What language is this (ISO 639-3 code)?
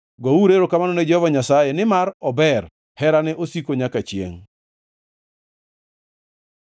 luo